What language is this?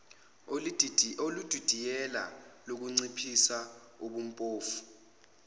Zulu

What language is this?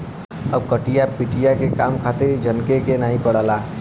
Bhojpuri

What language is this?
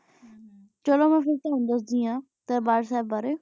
Punjabi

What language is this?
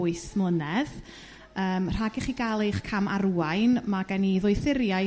Welsh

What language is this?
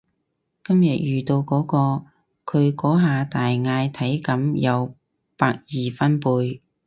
Cantonese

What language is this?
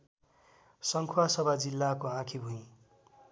Nepali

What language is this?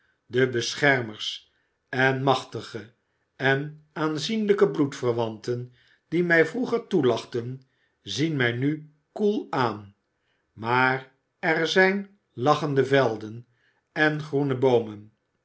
Dutch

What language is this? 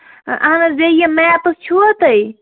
Kashmiri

